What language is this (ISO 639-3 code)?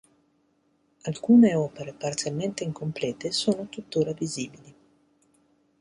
ita